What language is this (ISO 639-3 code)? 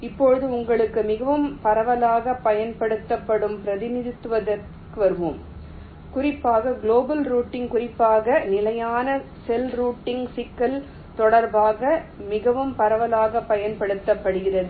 tam